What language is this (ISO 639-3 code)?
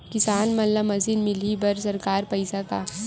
hne